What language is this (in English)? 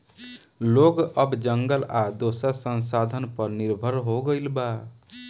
Bhojpuri